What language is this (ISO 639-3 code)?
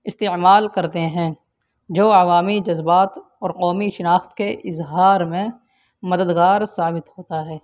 urd